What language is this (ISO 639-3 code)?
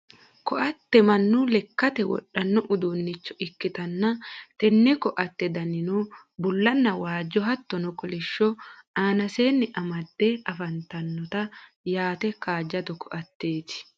sid